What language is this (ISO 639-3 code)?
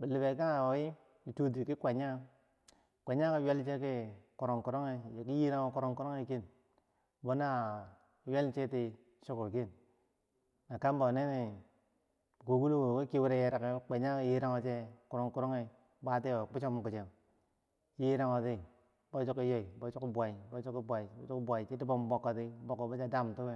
bsj